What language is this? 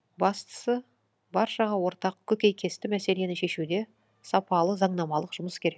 Kazakh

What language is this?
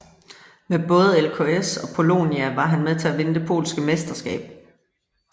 Danish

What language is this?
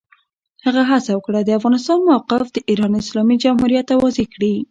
Pashto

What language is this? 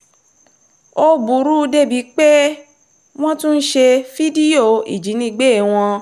Yoruba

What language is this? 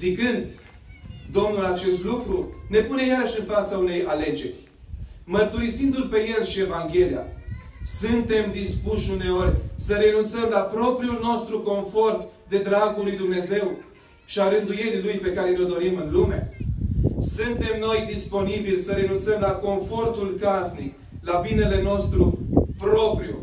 Romanian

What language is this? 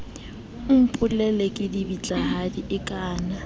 Southern Sotho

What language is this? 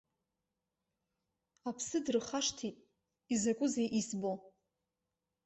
Abkhazian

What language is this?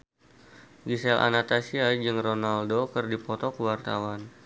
Sundanese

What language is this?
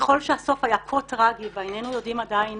Hebrew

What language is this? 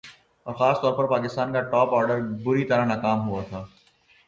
Urdu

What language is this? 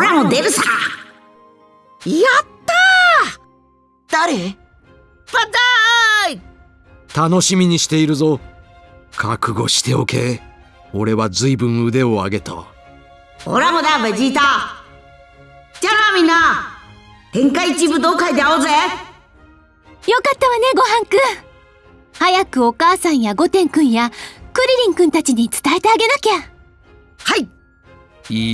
Japanese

